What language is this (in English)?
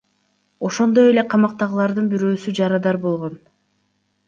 Kyrgyz